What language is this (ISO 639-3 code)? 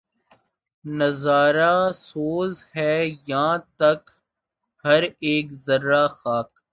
urd